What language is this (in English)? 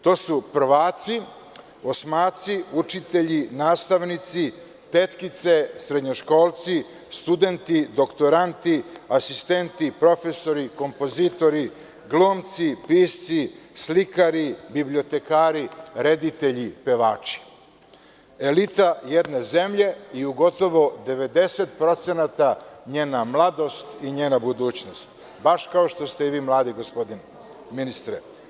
Serbian